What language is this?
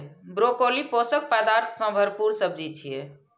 Maithili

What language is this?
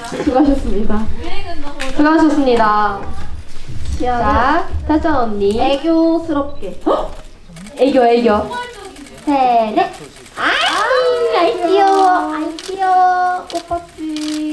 Korean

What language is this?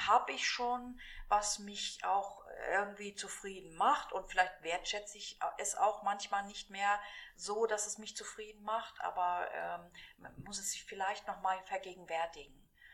German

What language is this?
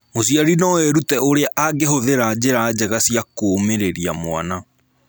Kikuyu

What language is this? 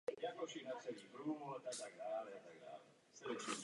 Czech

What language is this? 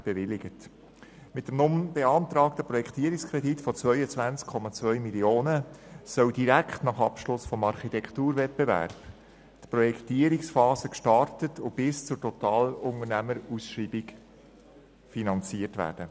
Swiss German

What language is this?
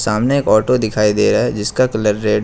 Hindi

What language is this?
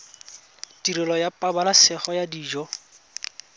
Tswana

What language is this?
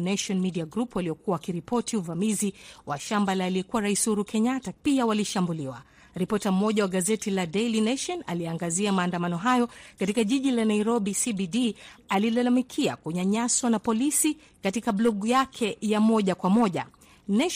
Swahili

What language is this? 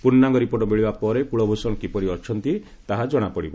Odia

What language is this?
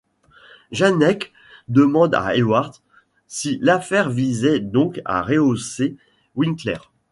French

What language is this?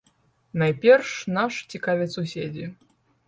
Belarusian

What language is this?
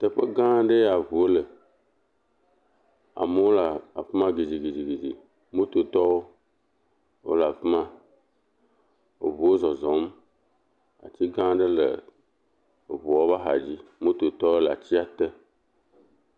Ewe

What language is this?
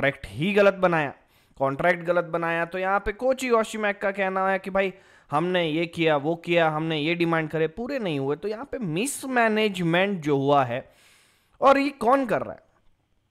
Hindi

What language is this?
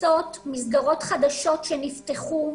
Hebrew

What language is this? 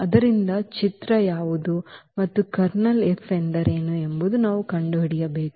Kannada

